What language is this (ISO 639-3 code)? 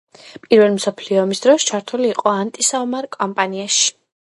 kat